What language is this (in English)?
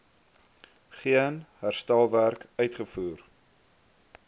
Afrikaans